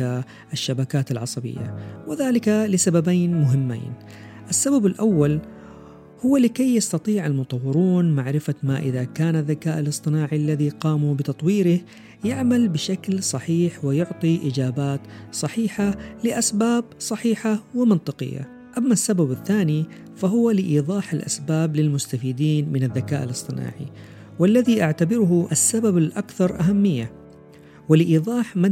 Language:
Arabic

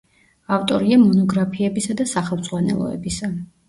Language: Georgian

